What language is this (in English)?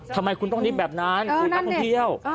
Thai